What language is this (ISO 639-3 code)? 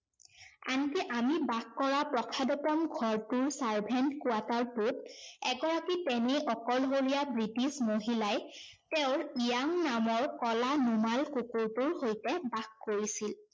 asm